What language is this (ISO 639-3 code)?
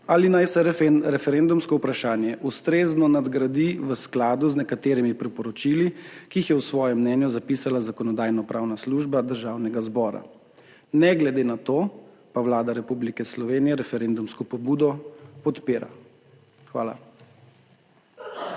slv